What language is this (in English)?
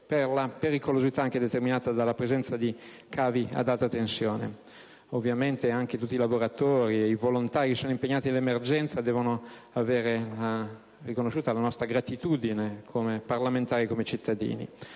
Italian